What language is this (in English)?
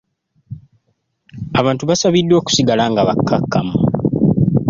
Ganda